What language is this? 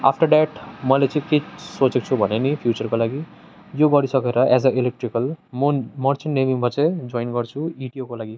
Nepali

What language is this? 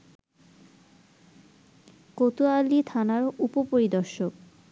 Bangla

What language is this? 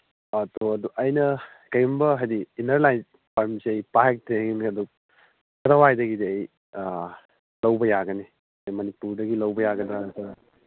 Manipuri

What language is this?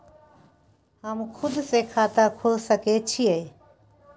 Maithili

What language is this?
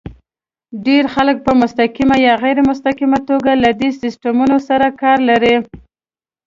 Pashto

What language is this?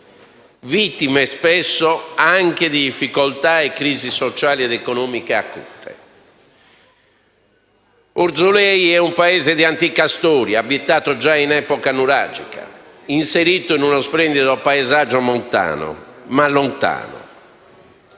Italian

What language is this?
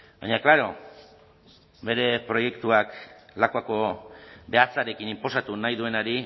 Basque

